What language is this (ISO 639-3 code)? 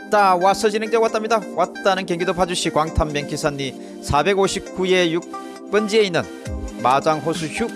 kor